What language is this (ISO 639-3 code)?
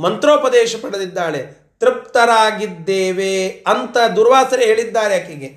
kan